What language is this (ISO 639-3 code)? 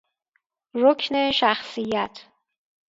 fas